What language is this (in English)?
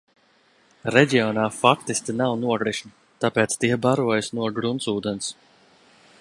Latvian